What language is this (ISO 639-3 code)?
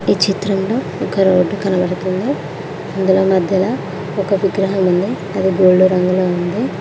tel